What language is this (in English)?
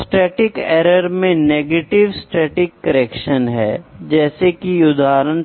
Hindi